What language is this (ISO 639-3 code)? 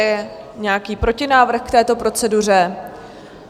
ces